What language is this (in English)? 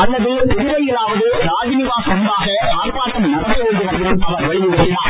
Tamil